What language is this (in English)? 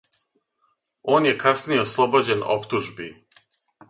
Serbian